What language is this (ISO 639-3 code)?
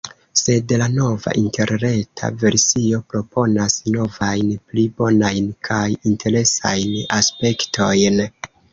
epo